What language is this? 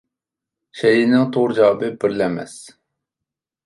Uyghur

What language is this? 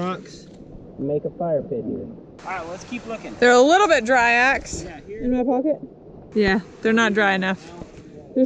English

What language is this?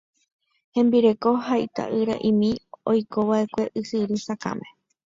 Guarani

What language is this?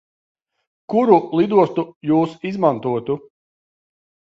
Latvian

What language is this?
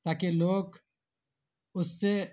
Urdu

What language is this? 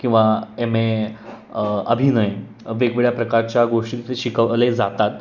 Marathi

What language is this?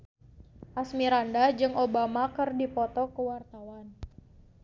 Sundanese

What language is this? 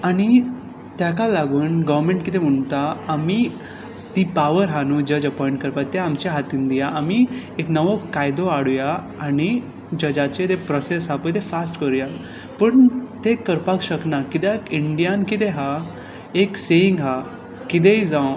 Konkani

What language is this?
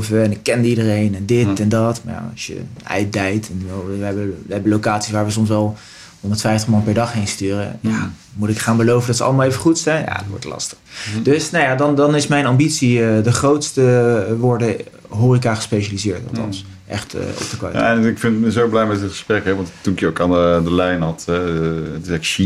Dutch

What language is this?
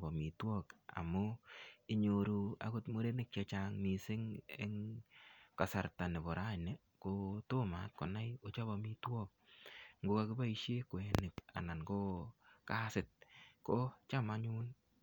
Kalenjin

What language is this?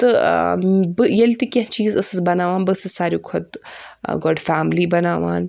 Kashmiri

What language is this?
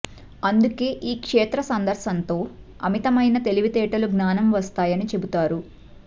Telugu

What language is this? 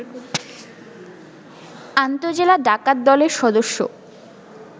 Bangla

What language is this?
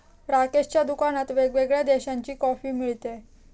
Marathi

